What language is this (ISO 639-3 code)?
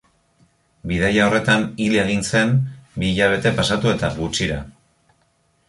eus